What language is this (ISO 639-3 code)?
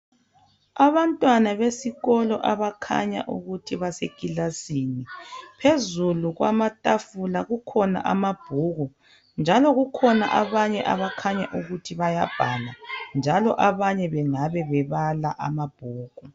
nde